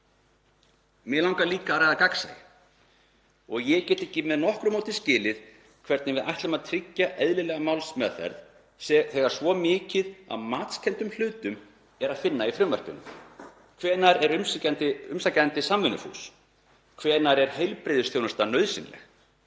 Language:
Icelandic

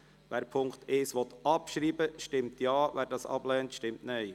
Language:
Swiss German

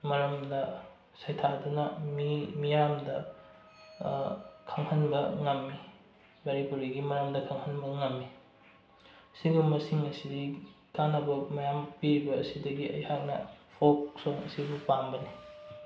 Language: Manipuri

